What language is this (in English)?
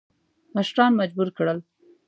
Pashto